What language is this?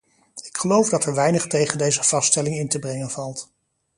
Dutch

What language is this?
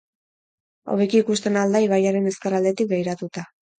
Basque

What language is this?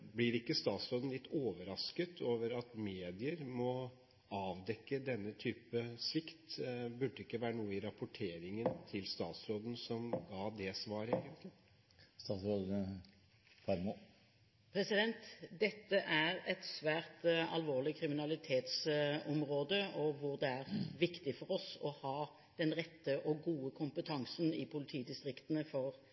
Norwegian Bokmål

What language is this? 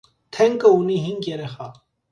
Armenian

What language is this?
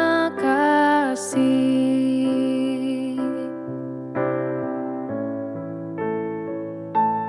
Indonesian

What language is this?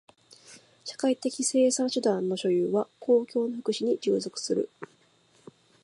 Japanese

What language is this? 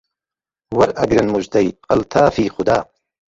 Central Kurdish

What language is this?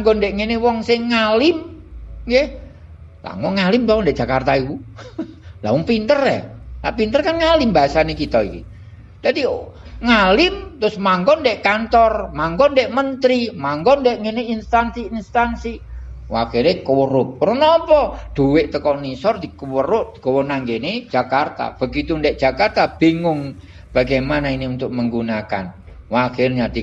Indonesian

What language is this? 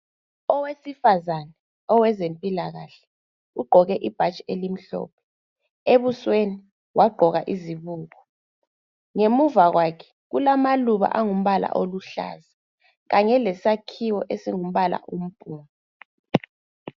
North Ndebele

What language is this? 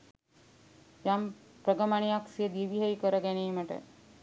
Sinhala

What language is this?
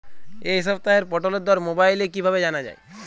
Bangla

